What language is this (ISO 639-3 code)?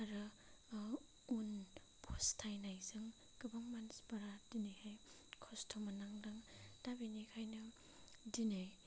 brx